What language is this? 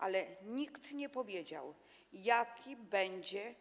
Polish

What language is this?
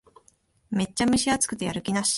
Japanese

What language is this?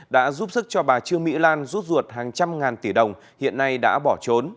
Vietnamese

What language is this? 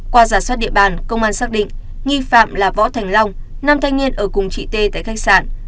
Vietnamese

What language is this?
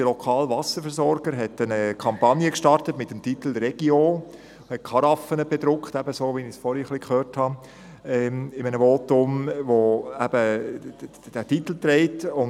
Swiss German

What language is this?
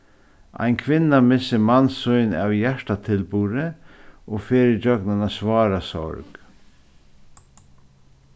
Faroese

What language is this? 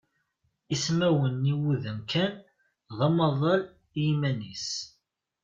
Kabyle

